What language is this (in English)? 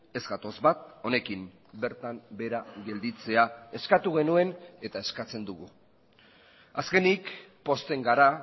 Basque